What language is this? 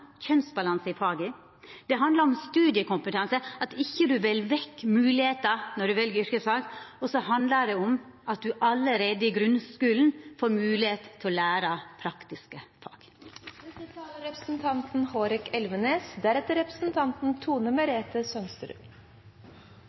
Norwegian Nynorsk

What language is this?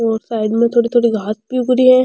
Rajasthani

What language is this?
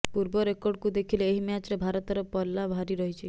Odia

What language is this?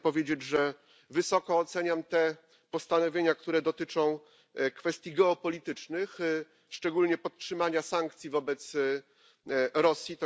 Polish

